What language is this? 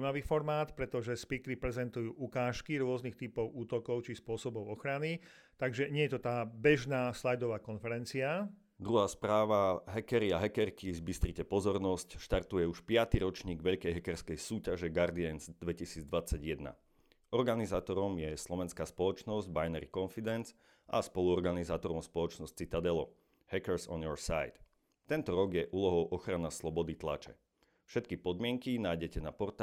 Slovak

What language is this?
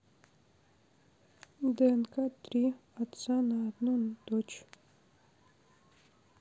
Russian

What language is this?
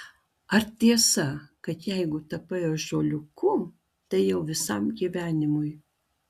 Lithuanian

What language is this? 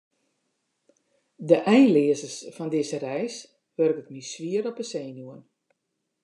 Western Frisian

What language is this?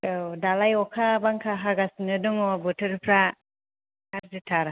Bodo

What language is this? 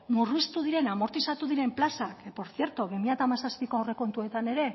Basque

